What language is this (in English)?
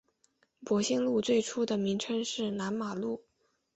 Chinese